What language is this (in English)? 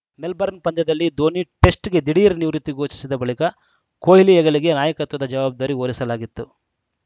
Kannada